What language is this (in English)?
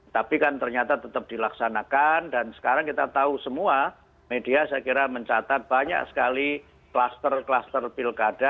Indonesian